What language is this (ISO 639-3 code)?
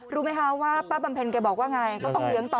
tha